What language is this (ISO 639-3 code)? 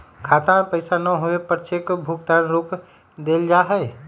mag